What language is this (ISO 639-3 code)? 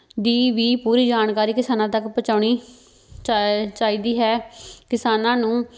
pan